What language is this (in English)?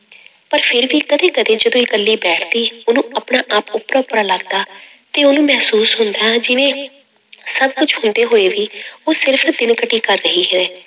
Punjabi